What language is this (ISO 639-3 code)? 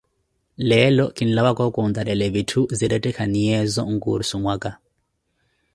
eko